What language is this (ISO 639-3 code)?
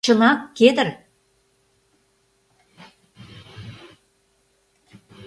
chm